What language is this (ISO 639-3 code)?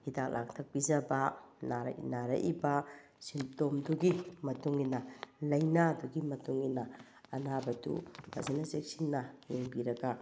mni